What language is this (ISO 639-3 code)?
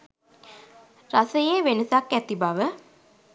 sin